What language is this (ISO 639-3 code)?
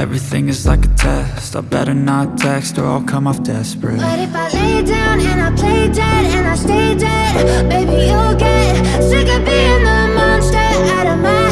ind